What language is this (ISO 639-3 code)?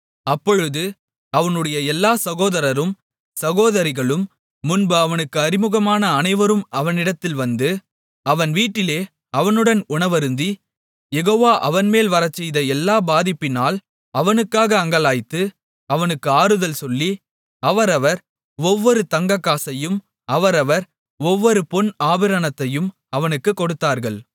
tam